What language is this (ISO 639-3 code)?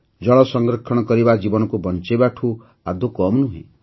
ori